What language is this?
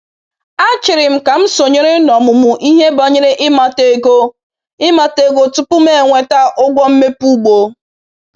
Igbo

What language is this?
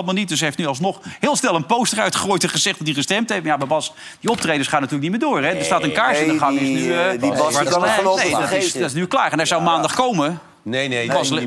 Dutch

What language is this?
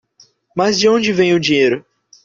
Portuguese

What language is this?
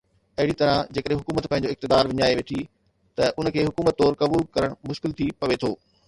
Sindhi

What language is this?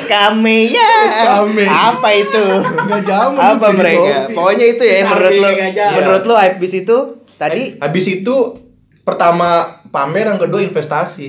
Indonesian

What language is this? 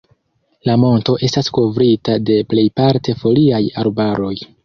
Esperanto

